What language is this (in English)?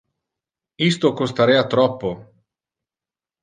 Interlingua